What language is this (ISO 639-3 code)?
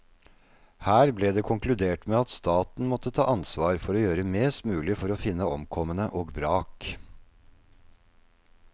nor